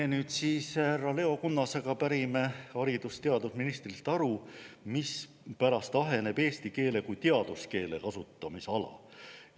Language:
Estonian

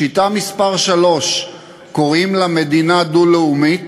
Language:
Hebrew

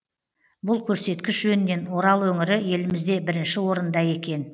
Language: Kazakh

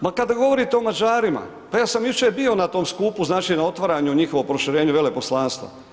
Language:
Croatian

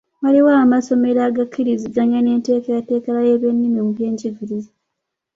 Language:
Ganda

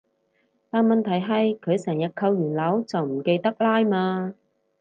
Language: Cantonese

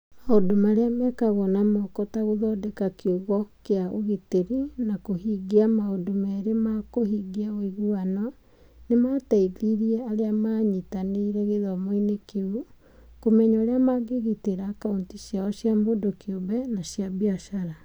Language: Kikuyu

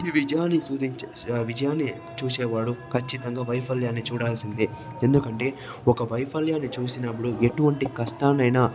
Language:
Telugu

